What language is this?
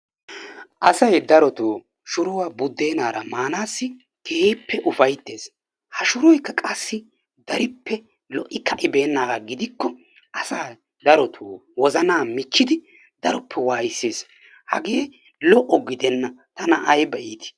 Wolaytta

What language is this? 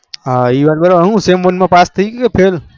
Gujarati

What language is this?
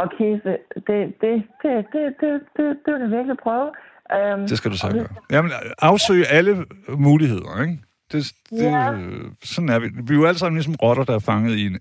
Danish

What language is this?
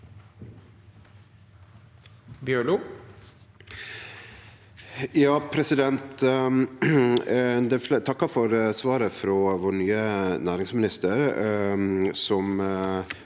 Norwegian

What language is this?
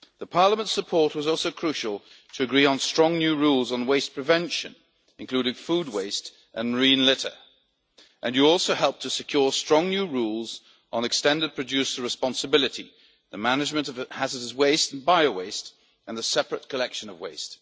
English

